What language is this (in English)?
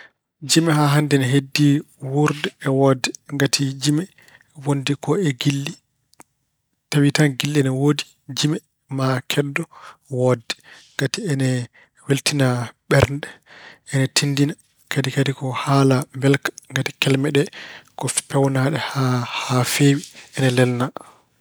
Fula